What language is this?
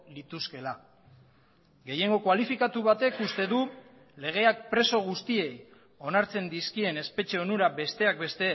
Basque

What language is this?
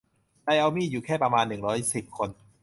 Thai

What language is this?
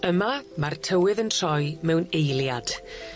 Welsh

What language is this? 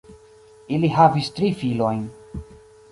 Esperanto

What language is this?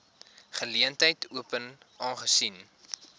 Afrikaans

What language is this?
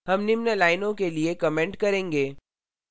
Hindi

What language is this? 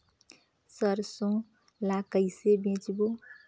Chhattisgarhi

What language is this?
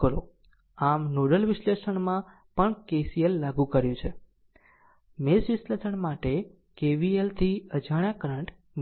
Gujarati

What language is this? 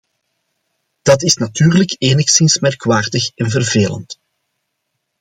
Dutch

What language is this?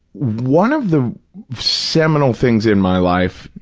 English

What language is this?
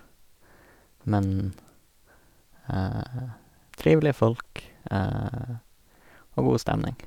Norwegian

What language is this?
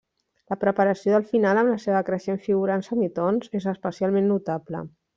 Catalan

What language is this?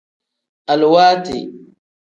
Tem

